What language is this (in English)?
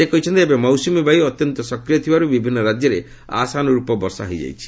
Odia